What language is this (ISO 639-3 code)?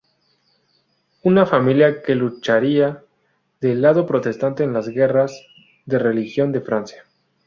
spa